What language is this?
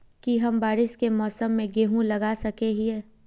Magahi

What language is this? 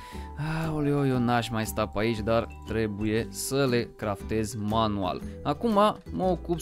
Romanian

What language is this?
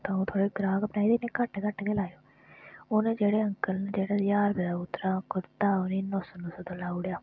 Dogri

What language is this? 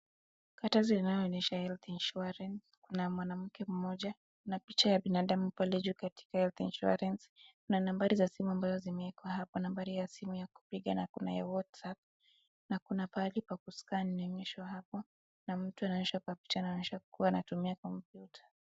Swahili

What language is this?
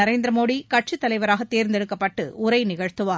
Tamil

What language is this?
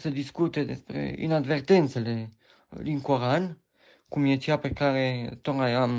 Romanian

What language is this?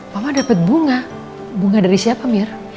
Indonesian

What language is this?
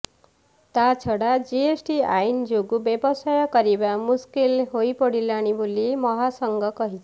Odia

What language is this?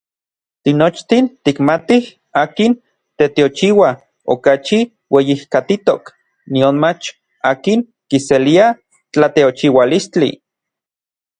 Orizaba Nahuatl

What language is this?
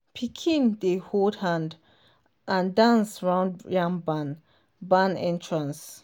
Nigerian Pidgin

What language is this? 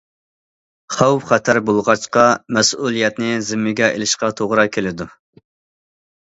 Uyghur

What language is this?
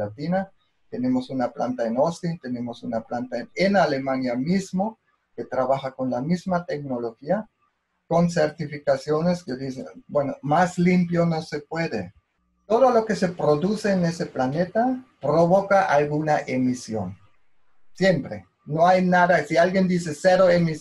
Spanish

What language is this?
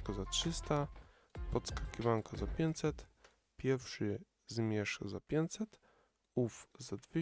Polish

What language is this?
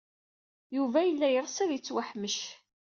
Kabyle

